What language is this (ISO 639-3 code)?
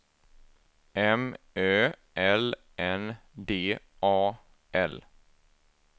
swe